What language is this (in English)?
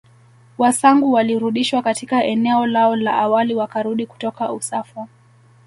Swahili